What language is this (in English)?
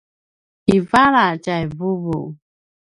Paiwan